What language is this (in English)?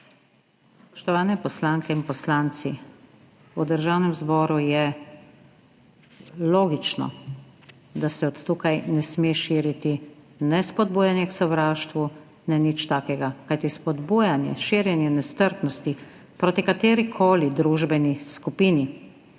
Slovenian